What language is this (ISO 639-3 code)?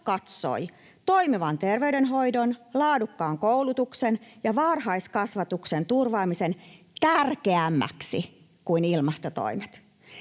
fin